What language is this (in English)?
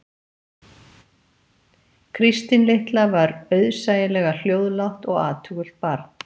Icelandic